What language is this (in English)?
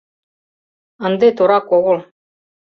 Mari